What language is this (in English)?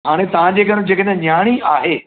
Sindhi